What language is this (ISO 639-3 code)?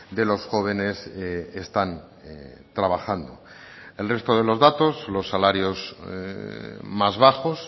spa